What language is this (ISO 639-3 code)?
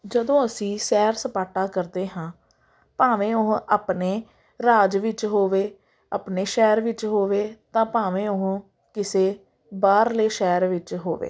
pan